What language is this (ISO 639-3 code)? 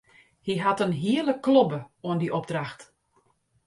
fry